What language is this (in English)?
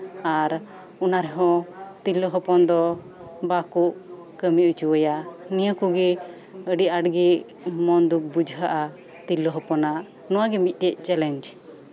Santali